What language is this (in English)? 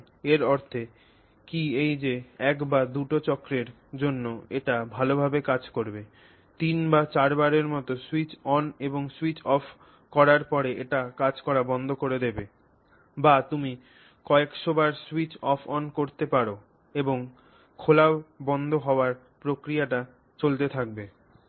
Bangla